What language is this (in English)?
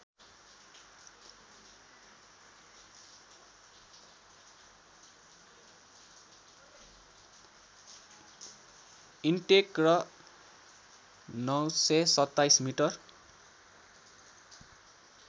Nepali